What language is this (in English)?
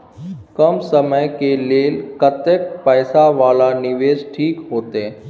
Maithili